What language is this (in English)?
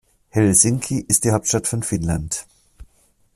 German